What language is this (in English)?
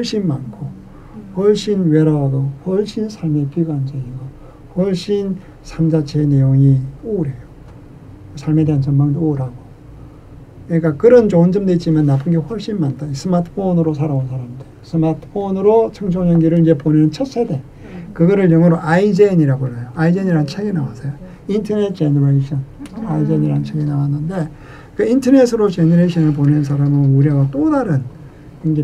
Korean